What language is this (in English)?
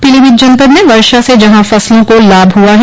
Hindi